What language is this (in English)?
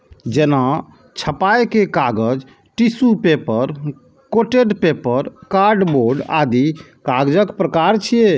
Maithili